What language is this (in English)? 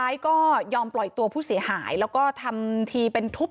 Thai